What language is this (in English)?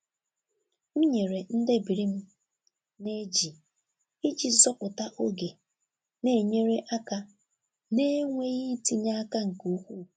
Igbo